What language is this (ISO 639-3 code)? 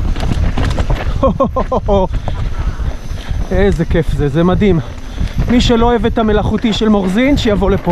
heb